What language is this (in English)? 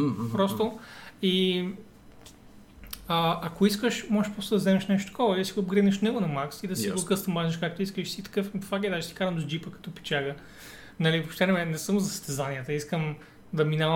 Bulgarian